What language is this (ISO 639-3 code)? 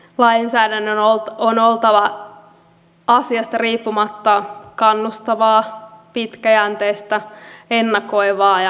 fin